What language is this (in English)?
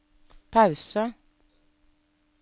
Norwegian